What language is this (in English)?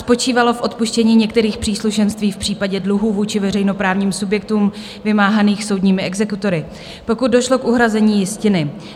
Czech